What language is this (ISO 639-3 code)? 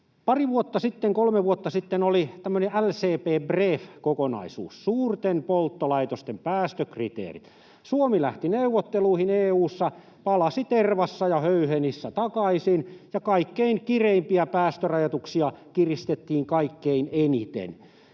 fin